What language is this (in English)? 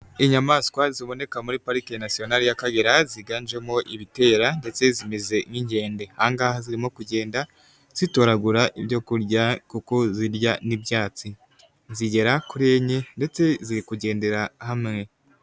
Kinyarwanda